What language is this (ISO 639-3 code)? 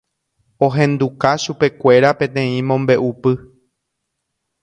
grn